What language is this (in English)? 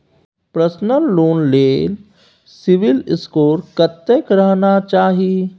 Maithili